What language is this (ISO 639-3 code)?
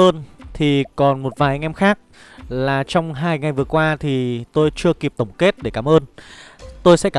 vie